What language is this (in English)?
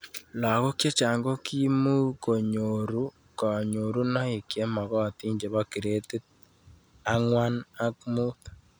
Kalenjin